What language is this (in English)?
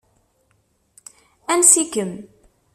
Kabyle